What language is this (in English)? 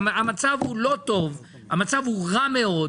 Hebrew